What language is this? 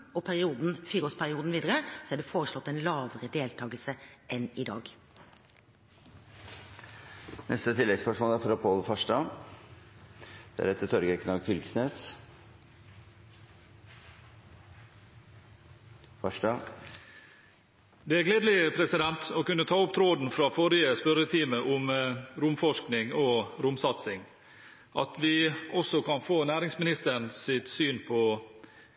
Norwegian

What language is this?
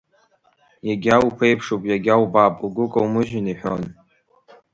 Abkhazian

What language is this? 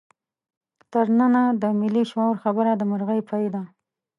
Pashto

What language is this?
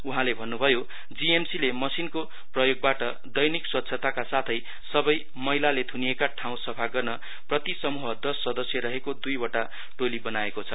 Nepali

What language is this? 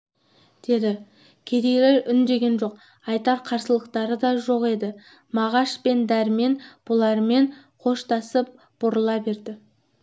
Kazakh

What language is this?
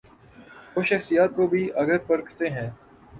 Urdu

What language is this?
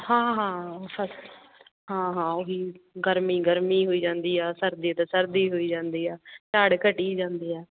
Punjabi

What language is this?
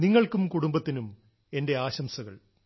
Malayalam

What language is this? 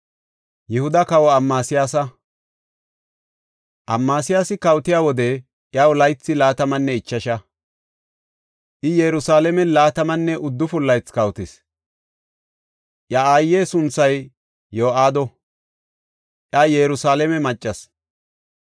Gofa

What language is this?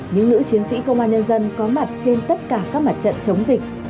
Vietnamese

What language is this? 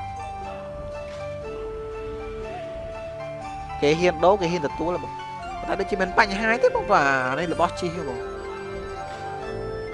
Vietnamese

